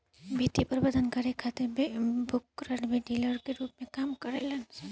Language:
Bhojpuri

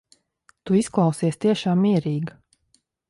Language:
Latvian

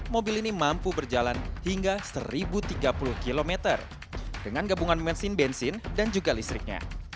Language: Indonesian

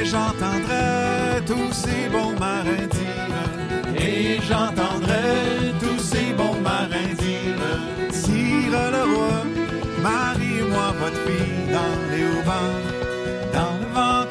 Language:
French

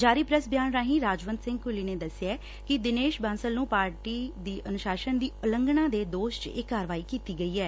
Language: Punjabi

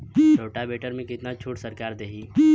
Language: Bhojpuri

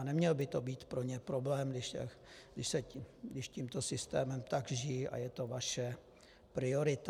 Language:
Czech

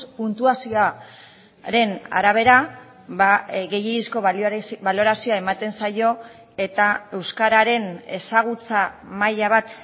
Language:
Basque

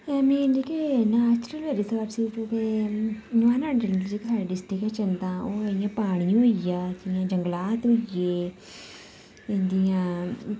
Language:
Dogri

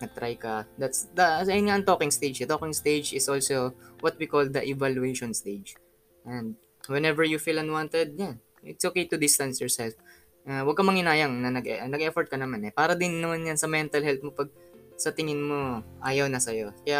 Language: Filipino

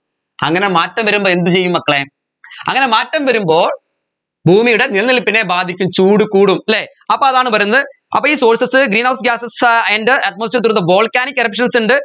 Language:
Malayalam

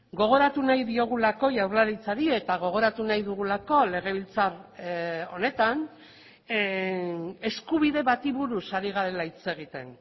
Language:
Basque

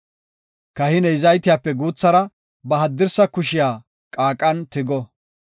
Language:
Gofa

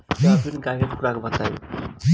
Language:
Bhojpuri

